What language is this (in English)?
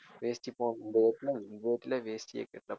Tamil